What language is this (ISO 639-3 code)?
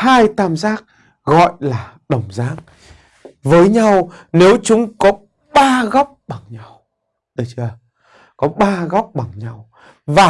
vie